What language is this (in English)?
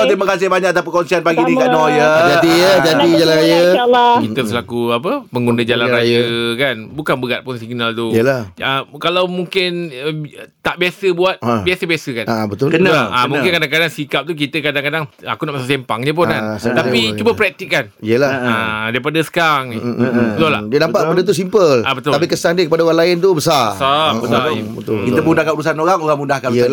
Malay